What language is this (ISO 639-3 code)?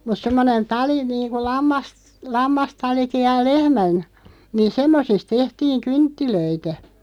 fin